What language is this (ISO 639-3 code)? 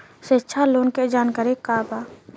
bho